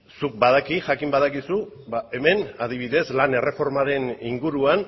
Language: Basque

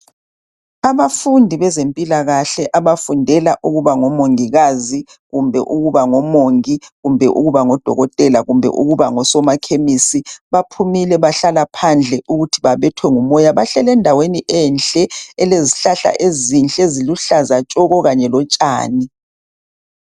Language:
North Ndebele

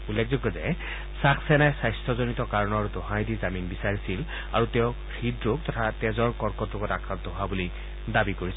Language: Assamese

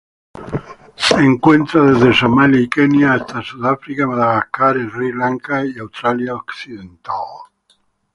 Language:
Spanish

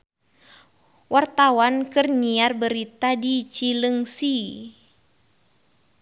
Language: Sundanese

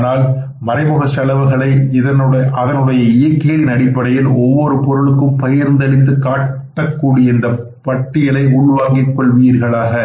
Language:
Tamil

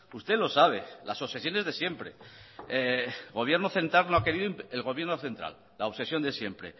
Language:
Spanish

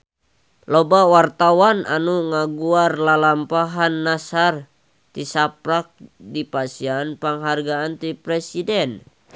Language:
Sundanese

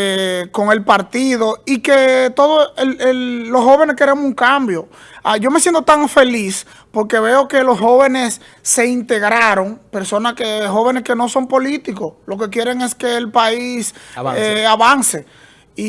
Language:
Spanish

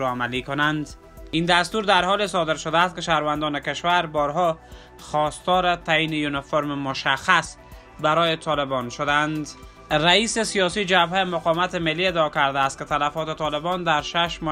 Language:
Persian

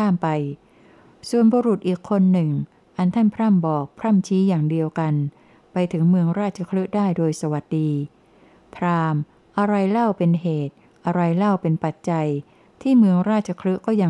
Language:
Thai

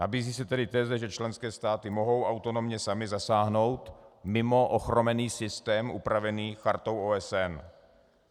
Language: Czech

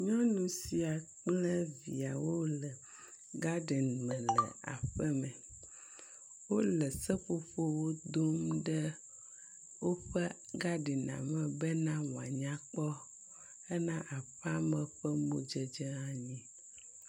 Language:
Ewe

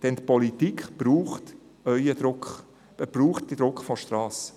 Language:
Swiss German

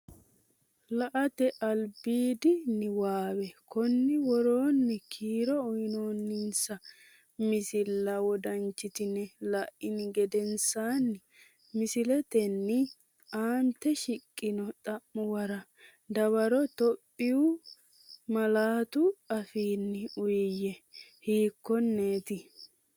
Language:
Sidamo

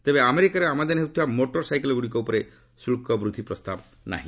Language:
Odia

